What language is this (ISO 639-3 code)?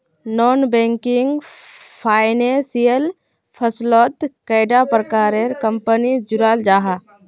mag